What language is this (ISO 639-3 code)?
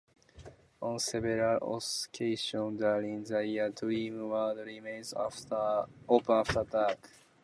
eng